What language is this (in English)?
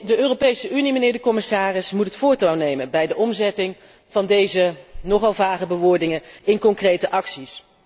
Dutch